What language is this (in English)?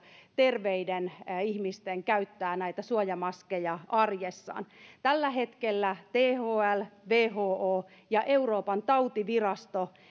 Finnish